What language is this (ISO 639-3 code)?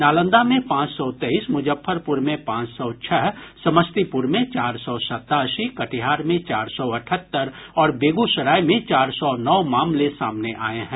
hin